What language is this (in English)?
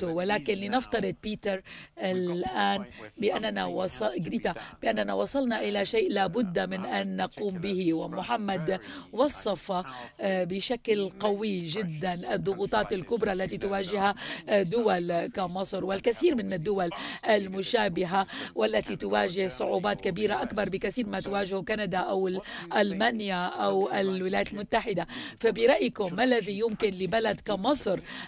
Arabic